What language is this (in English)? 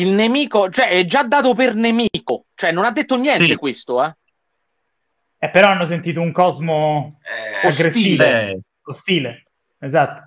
Italian